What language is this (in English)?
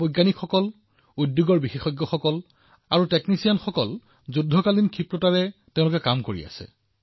Assamese